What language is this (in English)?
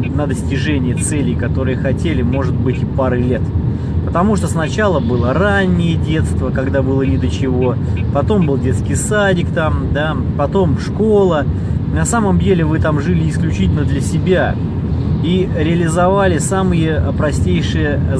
Russian